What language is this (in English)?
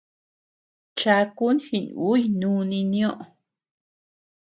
Tepeuxila Cuicatec